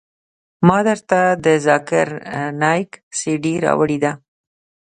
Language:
Pashto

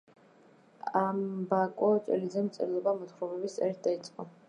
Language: Georgian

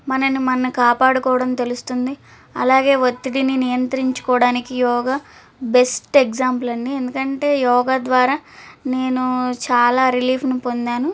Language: Telugu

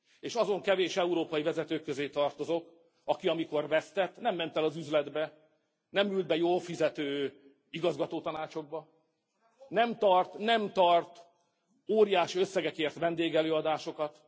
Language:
Hungarian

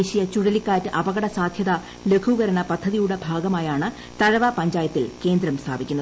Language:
Malayalam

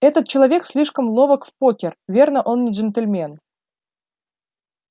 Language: Russian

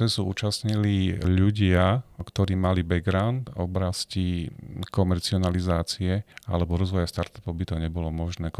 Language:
Slovak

